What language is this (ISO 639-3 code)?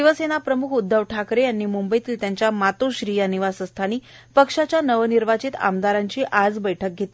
mar